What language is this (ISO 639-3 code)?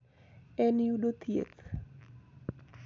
luo